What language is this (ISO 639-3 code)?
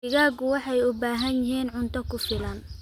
som